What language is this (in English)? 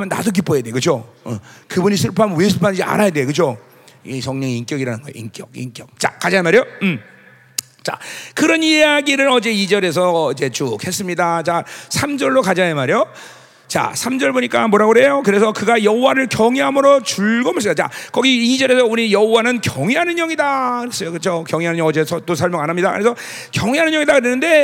Korean